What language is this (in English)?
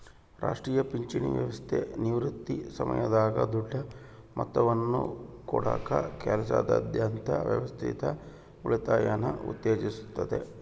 Kannada